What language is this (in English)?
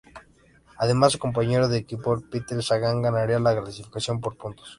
Spanish